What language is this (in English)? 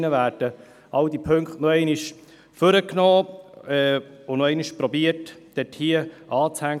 Swiss German